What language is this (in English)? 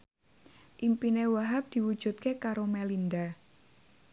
Javanese